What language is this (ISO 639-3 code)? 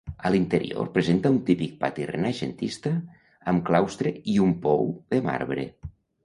cat